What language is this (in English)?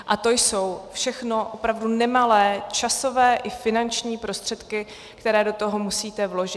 Czech